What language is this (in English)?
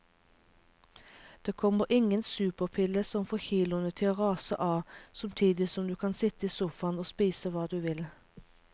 Norwegian